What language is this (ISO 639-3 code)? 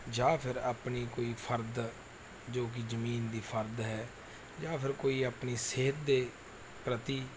pan